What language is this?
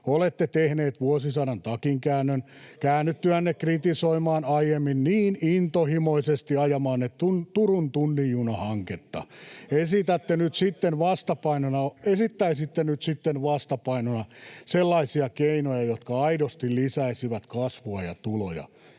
Finnish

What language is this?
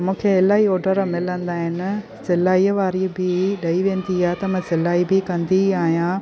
Sindhi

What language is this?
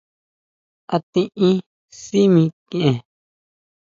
Huautla Mazatec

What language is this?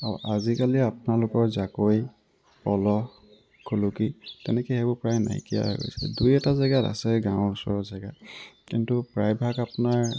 Assamese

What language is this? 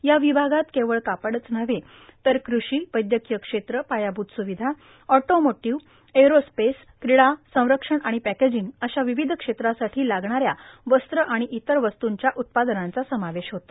Marathi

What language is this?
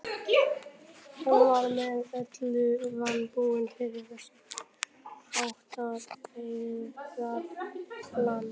Icelandic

